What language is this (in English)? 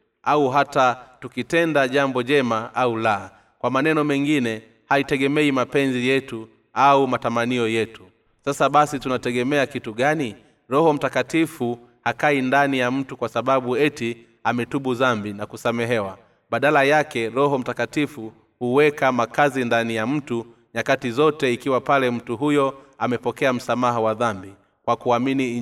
Swahili